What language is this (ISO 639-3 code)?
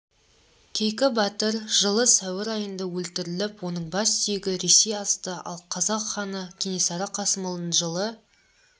kaz